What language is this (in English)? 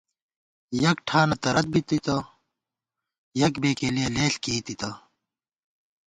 Gawar-Bati